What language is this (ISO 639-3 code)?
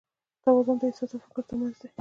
pus